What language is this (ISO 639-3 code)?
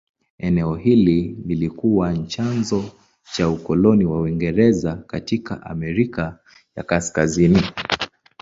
swa